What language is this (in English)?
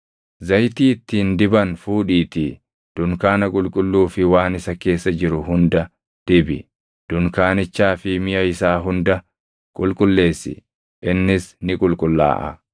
Oromo